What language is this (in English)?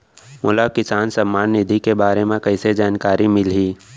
Chhattisgarhi